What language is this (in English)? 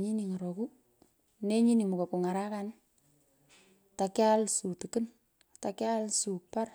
Pökoot